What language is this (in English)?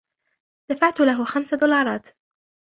Arabic